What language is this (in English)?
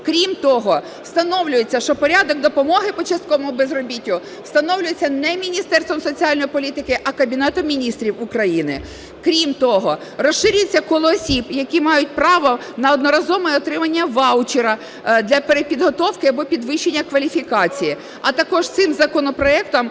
Ukrainian